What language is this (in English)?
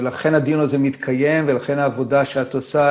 Hebrew